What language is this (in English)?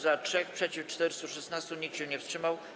Polish